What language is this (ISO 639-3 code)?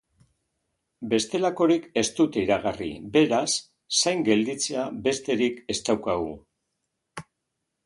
eus